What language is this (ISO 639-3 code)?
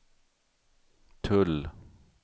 swe